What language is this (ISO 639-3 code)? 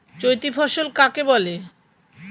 ben